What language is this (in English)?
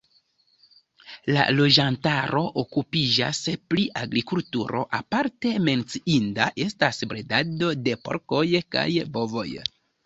Esperanto